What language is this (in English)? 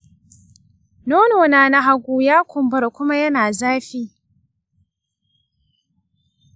Hausa